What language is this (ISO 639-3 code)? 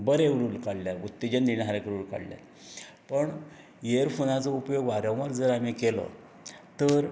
kok